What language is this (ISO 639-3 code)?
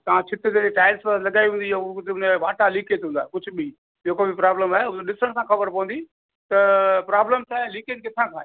snd